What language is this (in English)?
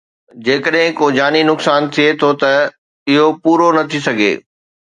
Sindhi